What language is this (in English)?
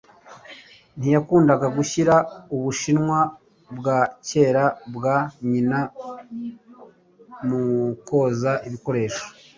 Kinyarwanda